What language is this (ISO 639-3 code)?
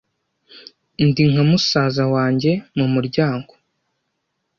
kin